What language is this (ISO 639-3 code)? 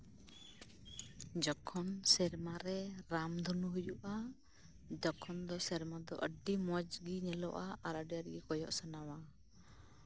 sat